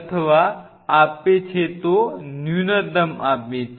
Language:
Gujarati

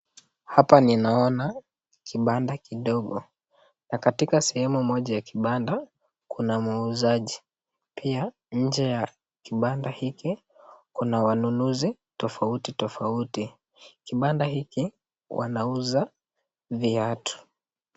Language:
Swahili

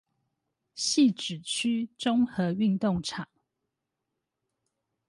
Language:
Chinese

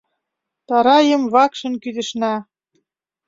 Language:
Mari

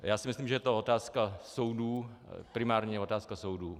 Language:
Czech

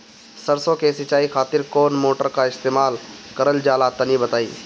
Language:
Bhojpuri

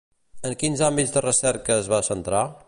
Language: Catalan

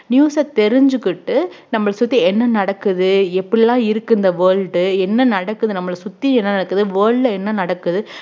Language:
Tamil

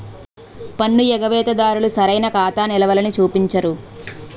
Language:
Telugu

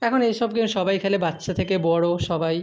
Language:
Bangla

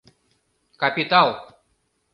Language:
Mari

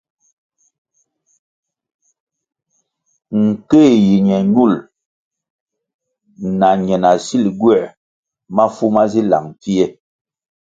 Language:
Kwasio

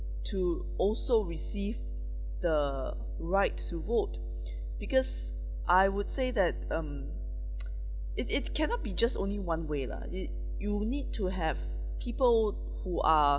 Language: English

